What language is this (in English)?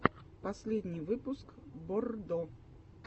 Russian